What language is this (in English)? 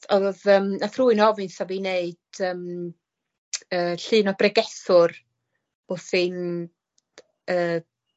Welsh